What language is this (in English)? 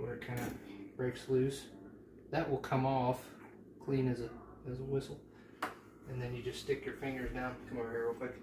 English